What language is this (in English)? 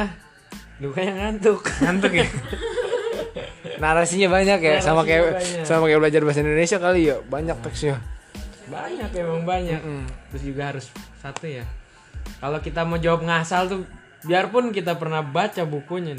Indonesian